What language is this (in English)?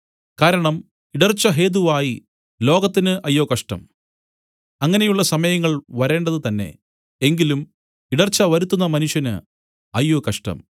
Malayalam